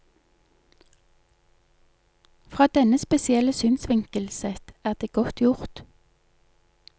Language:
Norwegian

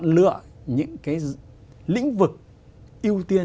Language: Vietnamese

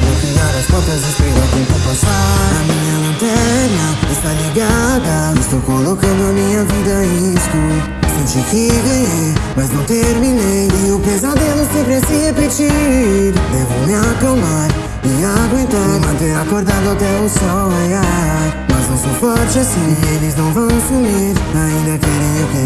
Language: Portuguese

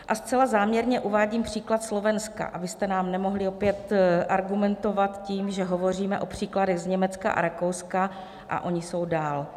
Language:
Czech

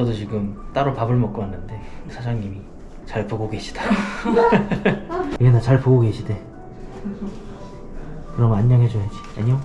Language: Korean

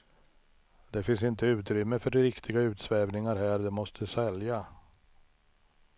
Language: Swedish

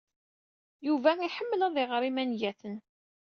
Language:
Kabyle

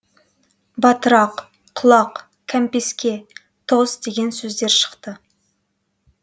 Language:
Kazakh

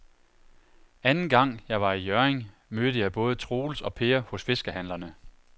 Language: Danish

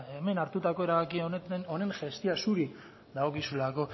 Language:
Basque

